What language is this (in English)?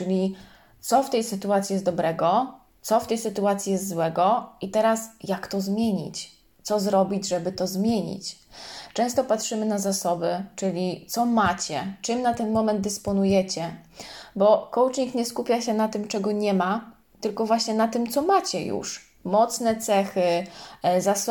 Polish